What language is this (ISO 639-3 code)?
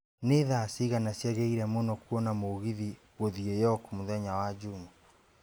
kik